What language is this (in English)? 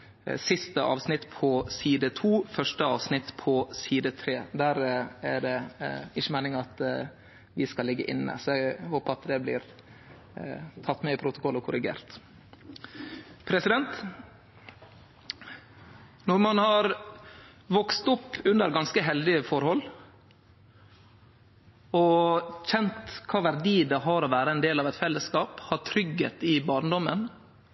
Norwegian Nynorsk